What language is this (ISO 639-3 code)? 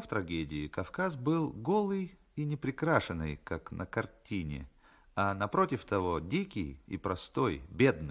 rus